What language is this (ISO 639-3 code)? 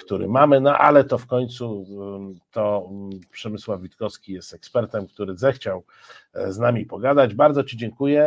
pol